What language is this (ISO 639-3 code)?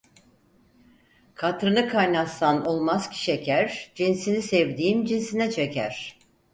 tur